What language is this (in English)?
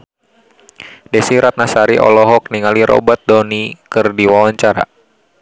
Sundanese